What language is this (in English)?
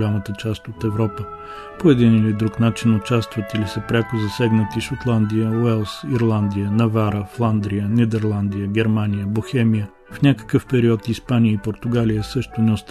Bulgarian